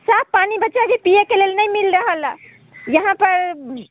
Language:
Maithili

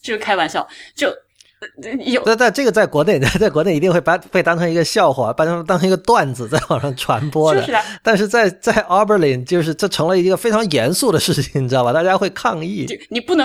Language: Chinese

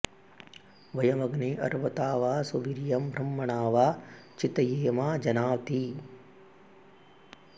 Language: Sanskrit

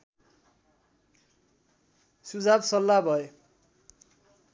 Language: Nepali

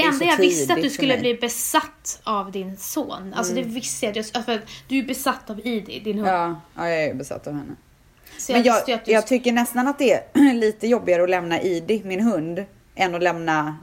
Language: Swedish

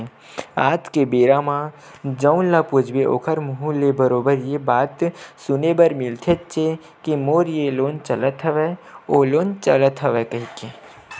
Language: Chhattisgarhi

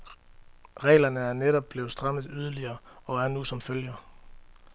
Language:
Danish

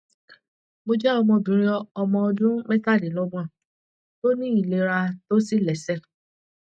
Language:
Yoruba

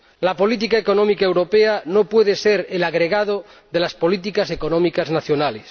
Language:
Spanish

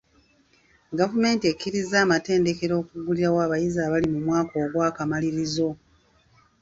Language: Ganda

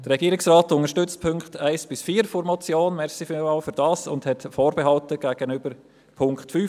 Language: Swiss German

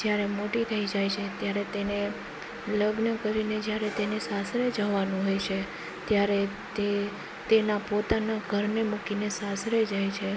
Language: Gujarati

